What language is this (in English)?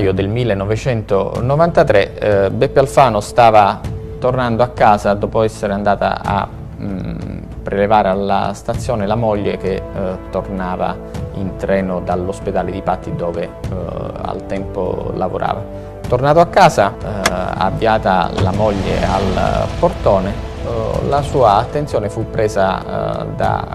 Italian